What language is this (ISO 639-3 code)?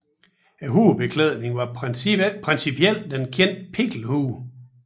dan